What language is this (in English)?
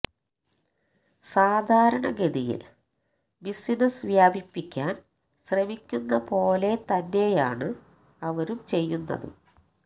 Malayalam